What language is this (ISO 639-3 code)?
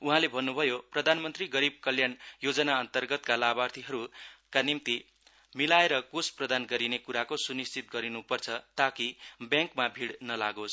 nep